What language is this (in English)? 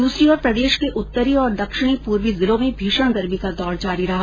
Hindi